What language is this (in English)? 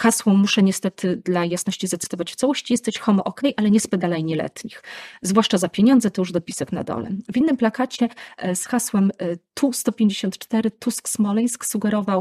Polish